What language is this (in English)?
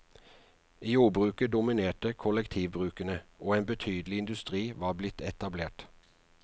Norwegian